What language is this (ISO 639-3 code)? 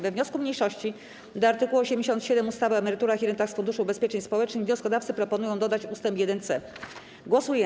pol